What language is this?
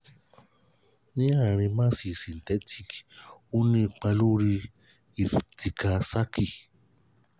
Yoruba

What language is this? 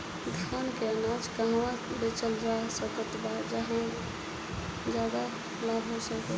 Bhojpuri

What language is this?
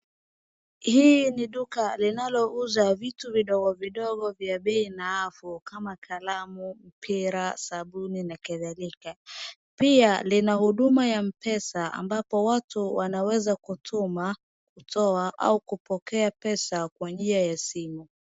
Swahili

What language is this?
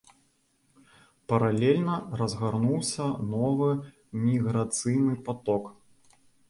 Belarusian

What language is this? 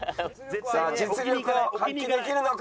Japanese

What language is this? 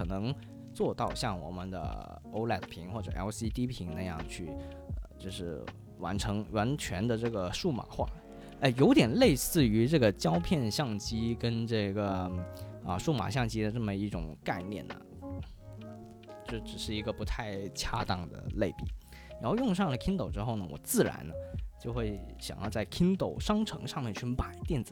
Chinese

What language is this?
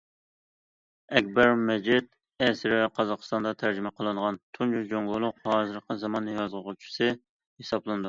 Uyghur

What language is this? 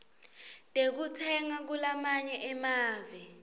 Swati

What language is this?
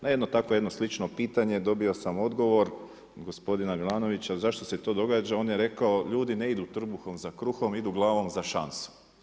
Croatian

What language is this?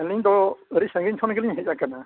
Santali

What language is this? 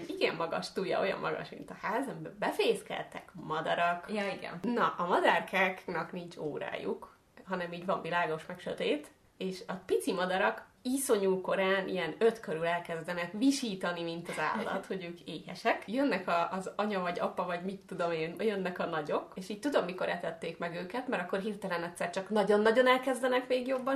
Hungarian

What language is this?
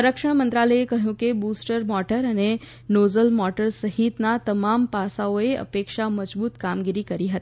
Gujarati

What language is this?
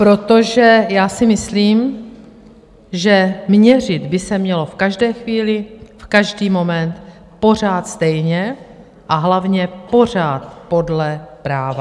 Czech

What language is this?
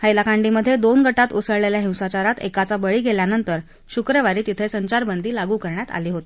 Marathi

